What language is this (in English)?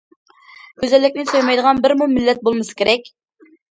Uyghur